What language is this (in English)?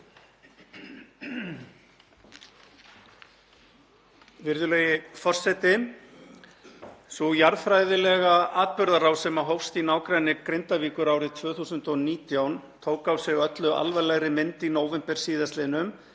Icelandic